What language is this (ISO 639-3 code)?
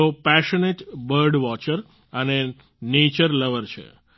guj